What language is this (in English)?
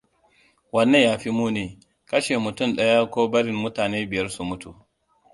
Hausa